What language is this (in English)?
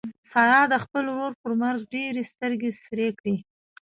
Pashto